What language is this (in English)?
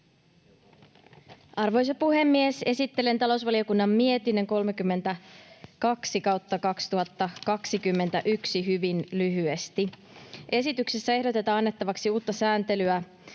Finnish